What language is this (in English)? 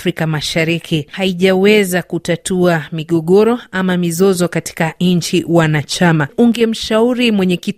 Swahili